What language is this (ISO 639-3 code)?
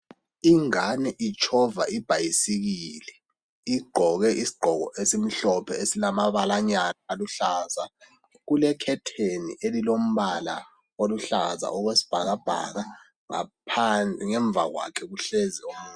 nde